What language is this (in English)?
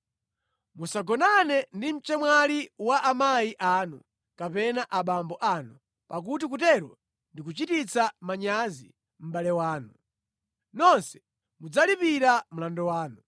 Nyanja